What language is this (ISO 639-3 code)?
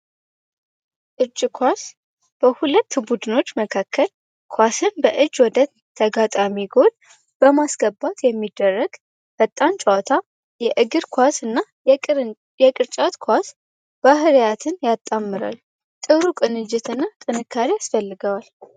amh